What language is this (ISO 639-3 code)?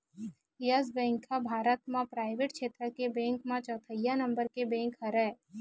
hne